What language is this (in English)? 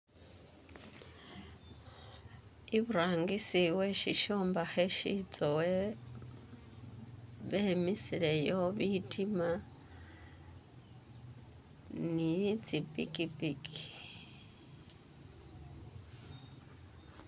Masaaba